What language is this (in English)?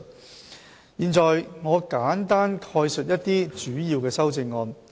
Cantonese